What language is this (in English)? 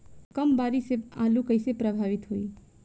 Bhojpuri